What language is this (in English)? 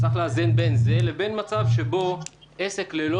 Hebrew